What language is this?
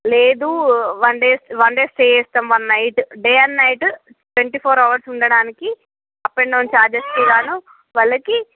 Telugu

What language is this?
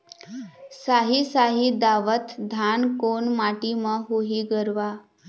Chhattisgarhi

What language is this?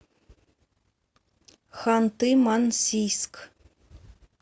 Russian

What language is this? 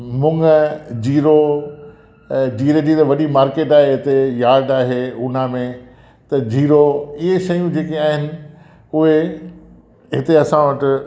Sindhi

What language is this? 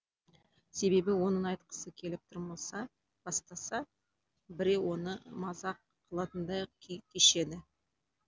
Kazakh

